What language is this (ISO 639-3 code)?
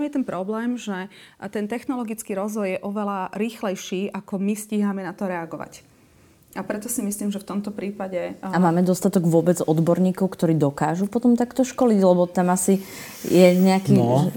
slk